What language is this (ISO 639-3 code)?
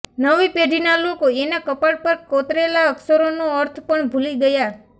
guj